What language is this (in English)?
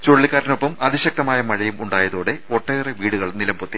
Malayalam